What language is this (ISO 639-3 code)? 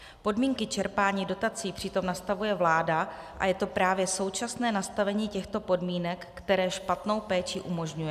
ces